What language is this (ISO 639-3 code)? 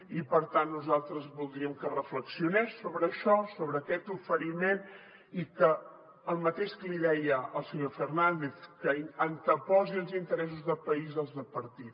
cat